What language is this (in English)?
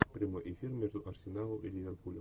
Russian